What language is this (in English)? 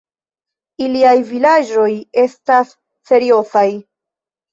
Esperanto